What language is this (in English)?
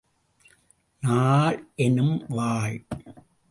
Tamil